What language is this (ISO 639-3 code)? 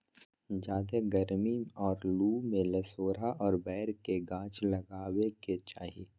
mag